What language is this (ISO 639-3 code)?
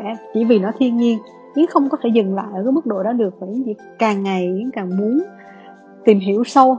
vie